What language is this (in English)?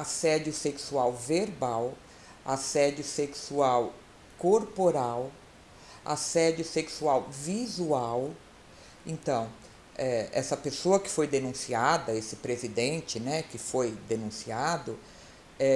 Portuguese